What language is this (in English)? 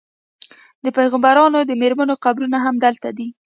Pashto